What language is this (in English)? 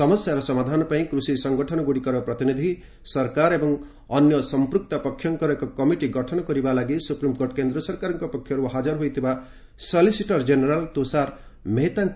Odia